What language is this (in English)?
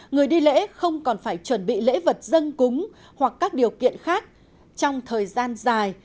Vietnamese